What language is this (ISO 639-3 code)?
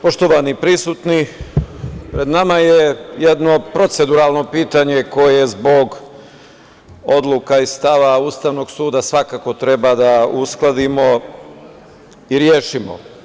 srp